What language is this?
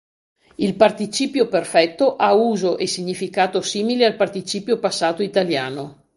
Italian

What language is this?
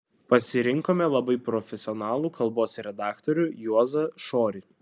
Lithuanian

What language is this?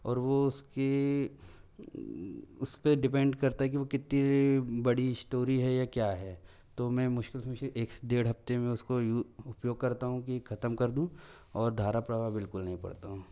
Hindi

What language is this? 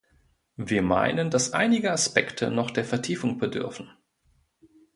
German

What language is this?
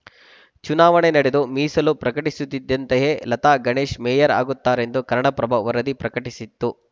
Kannada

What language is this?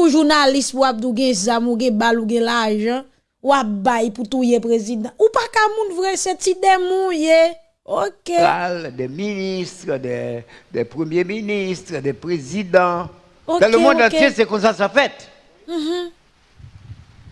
French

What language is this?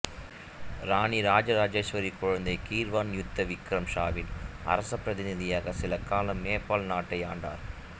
Tamil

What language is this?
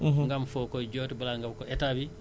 Wolof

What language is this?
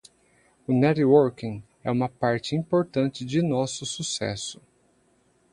Portuguese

